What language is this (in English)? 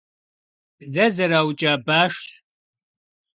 Kabardian